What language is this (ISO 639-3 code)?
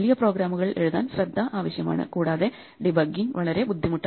mal